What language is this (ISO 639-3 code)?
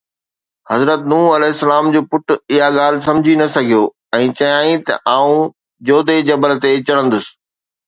snd